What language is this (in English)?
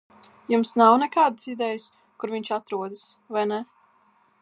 Latvian